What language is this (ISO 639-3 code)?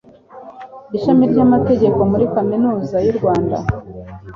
kin